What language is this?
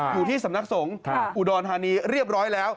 Thai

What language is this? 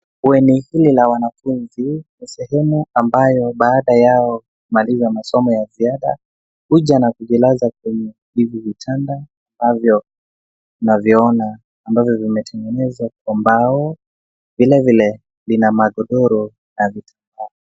Swahili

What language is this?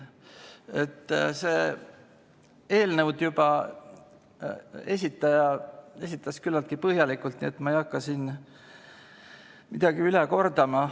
Estonian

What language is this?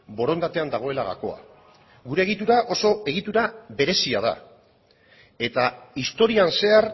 Basque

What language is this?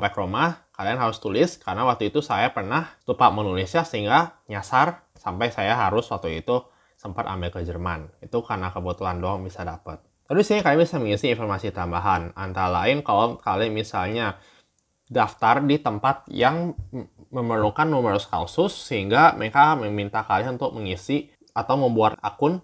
Indonesian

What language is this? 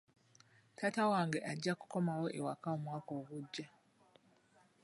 Ganda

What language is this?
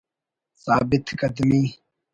Brahui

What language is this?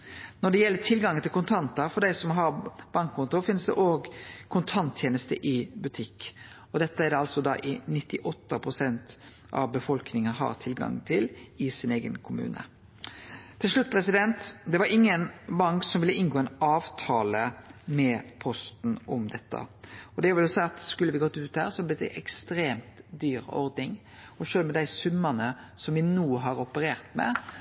Norwegian Nynorsk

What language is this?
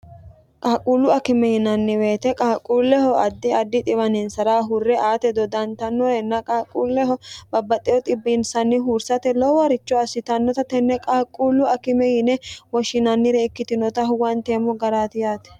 Sidamo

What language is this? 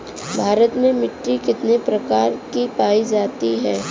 Bhojpuri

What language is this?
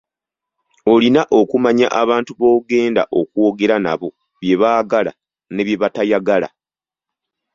Ganda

